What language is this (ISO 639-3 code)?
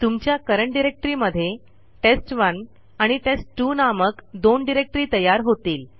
mar